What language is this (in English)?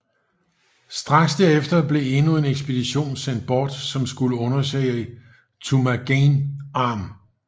Danish